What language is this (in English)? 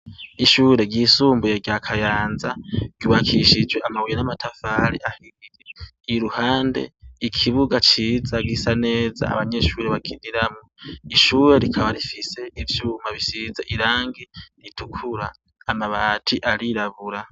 Rundi